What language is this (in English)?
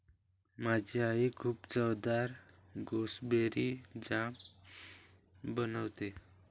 Marathi